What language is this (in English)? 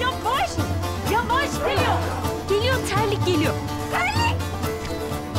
Turkish